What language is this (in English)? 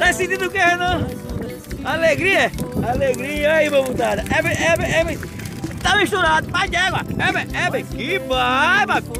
Portuguese